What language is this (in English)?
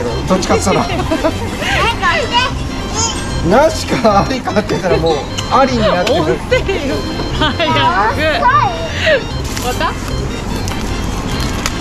Japanese